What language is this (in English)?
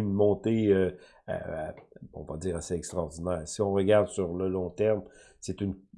French